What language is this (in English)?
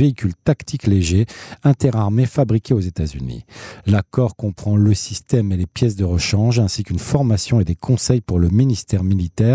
French